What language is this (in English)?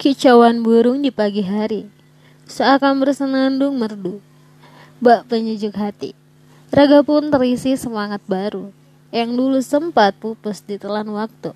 Indonesian